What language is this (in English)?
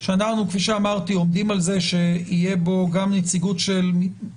Hebrew